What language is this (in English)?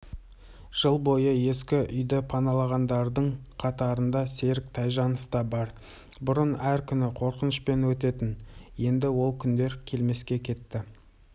Kazakh